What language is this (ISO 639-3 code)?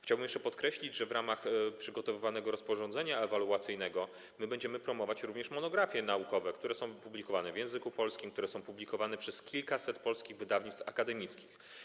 pol